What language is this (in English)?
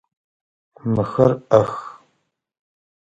Adyghe